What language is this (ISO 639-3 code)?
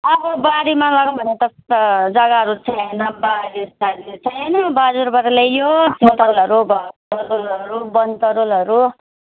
nep